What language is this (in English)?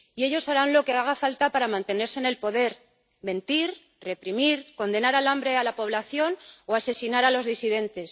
Spanish